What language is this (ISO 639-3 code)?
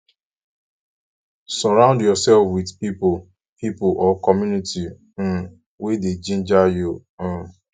pcm